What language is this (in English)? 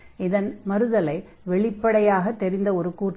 Tamil